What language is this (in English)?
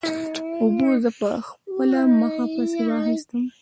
Pashto